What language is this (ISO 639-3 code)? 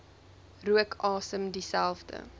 afr